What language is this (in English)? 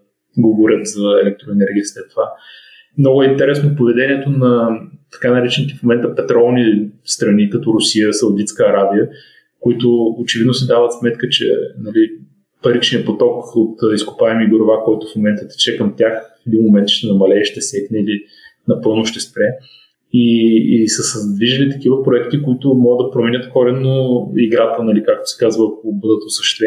Bulgarian